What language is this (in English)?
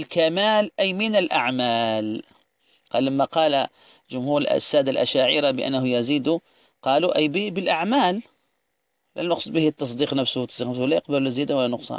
Arabic